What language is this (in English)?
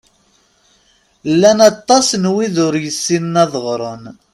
Kabyle